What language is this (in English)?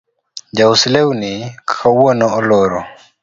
Luo (Kenya and Tanzania)